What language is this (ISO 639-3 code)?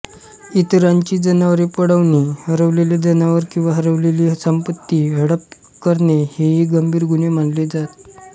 mar